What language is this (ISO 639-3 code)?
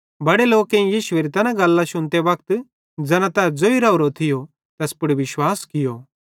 bhd